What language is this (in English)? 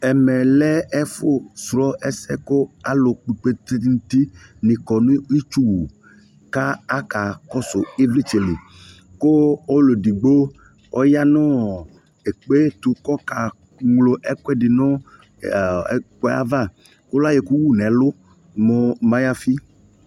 Ikposo